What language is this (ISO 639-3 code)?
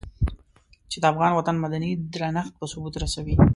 pus